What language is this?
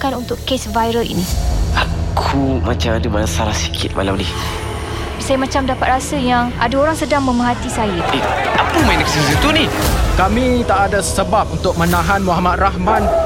Malay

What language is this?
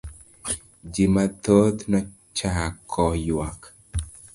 Luo (Kenya and Tanzania)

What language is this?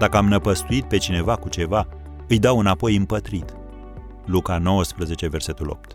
Romanian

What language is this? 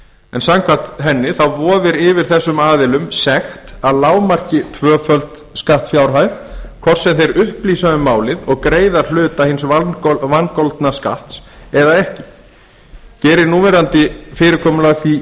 Icelandic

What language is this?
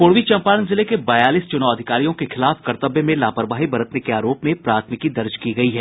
Hindi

